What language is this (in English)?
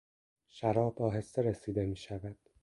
Persian